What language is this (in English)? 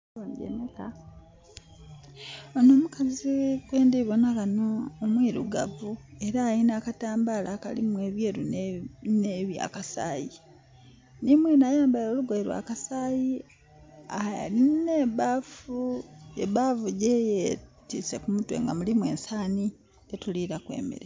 Soga